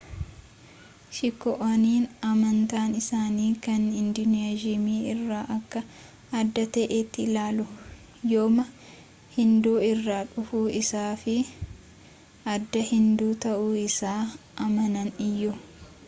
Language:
Oromo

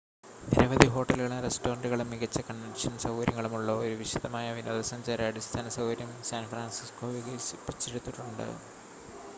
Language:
Malayalam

